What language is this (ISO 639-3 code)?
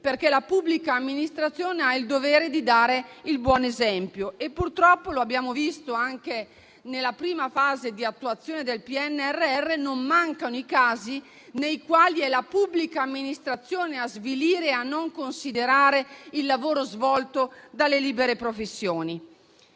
ita